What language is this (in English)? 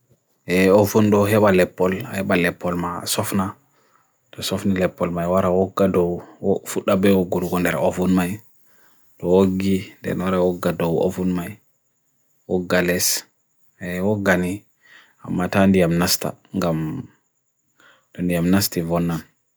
Bagirmi Fulfulde